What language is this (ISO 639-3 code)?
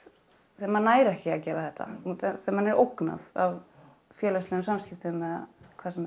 isl